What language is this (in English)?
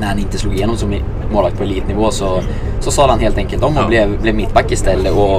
Swedish